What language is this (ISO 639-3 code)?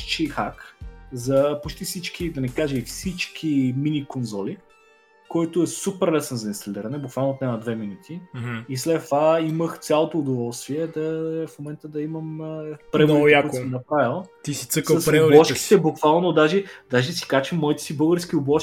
bul